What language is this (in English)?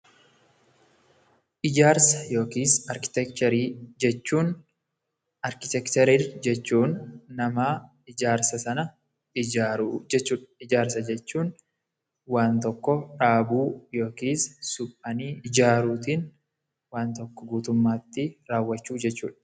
Oromo